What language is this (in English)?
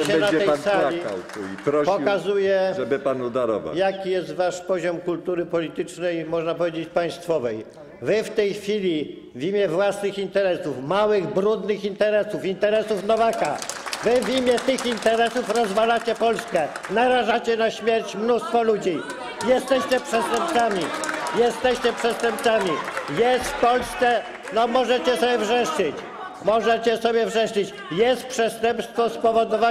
Polish